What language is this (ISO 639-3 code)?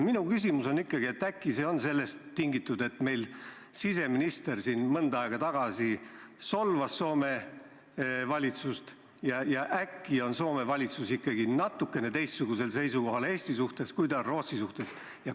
est